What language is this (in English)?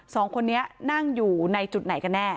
Thai